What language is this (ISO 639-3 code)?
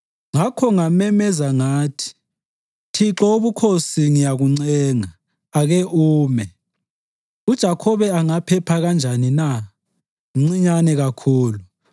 nde